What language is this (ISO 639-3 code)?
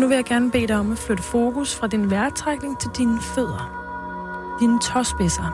dan